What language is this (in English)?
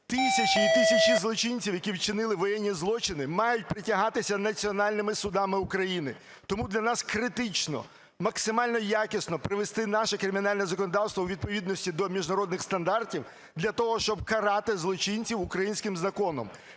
Ukrainian